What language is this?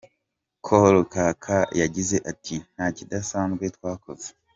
Kinyarwanda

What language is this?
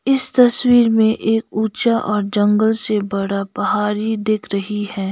Hindi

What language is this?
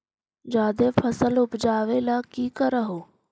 Magahi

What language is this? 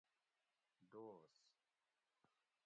Gawri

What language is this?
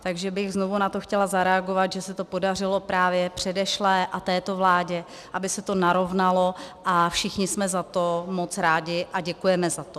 Czech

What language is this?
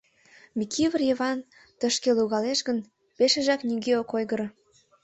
Mari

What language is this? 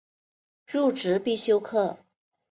Chinese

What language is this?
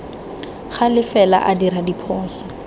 Tswana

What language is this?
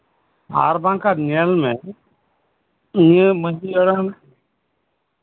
Santali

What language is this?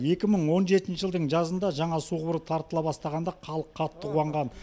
Kazakh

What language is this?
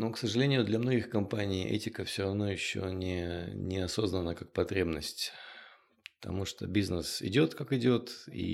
Russian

